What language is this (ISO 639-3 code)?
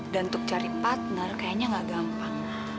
ind